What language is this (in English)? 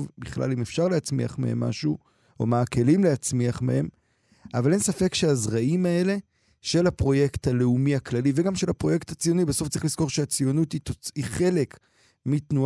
Hebrew